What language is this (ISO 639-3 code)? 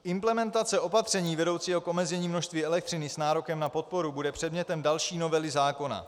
ces